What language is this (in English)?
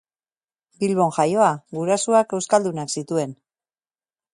Basque